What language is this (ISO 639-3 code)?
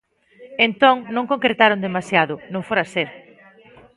glg